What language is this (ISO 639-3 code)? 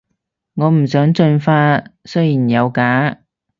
yue